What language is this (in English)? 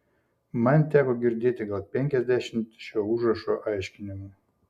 Lithuanian